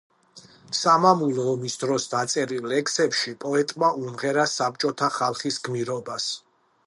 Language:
Georgian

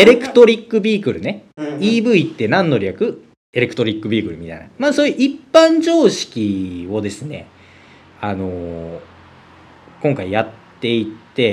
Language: Japanese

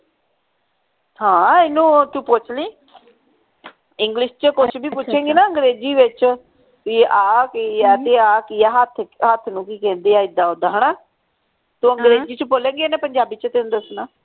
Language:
Punjabi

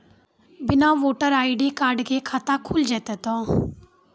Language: Maithili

